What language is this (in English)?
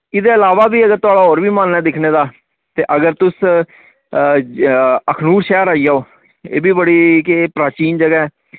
Dogri